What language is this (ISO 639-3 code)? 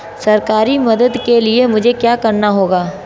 hin